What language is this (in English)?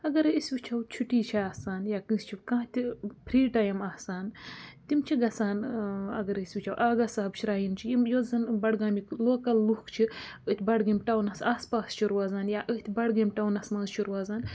Kashmiri